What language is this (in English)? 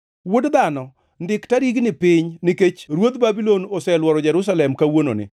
Luo (Kenya and Tanzania)